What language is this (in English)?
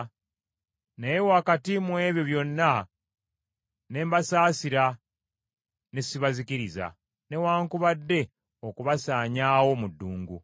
Ganda